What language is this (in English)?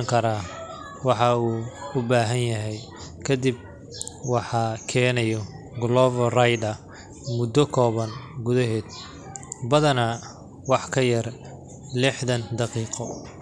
Somali